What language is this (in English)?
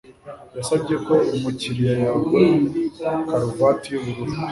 Kinyarwanda